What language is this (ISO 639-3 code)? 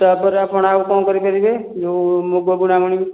ori